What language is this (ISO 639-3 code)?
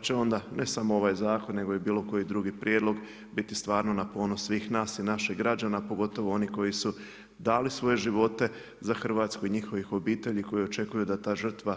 hrv